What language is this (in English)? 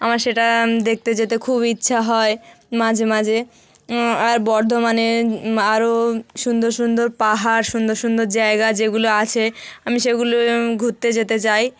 Bangla